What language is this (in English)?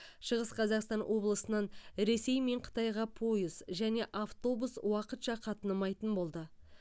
Kazakh